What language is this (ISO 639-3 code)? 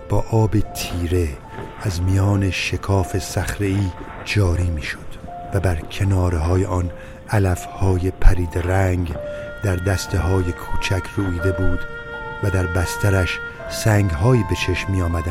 fas